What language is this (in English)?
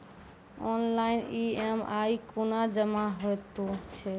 Maithili